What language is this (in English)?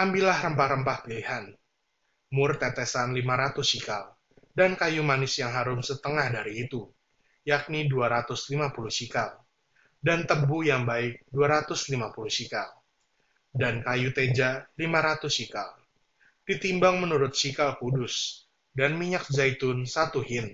Indonesian